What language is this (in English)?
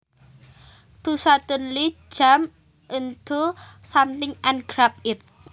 Javanese